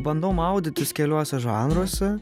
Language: Lithuanian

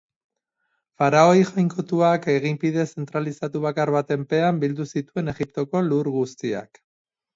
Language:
Basque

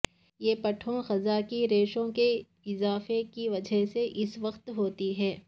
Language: Urdu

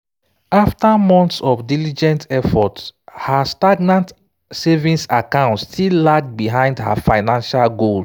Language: Nigerian Pidgin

